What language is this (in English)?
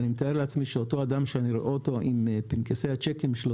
Hebrew